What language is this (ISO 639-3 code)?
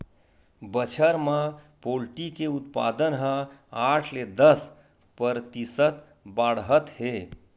hne